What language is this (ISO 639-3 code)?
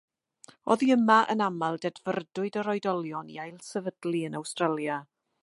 cym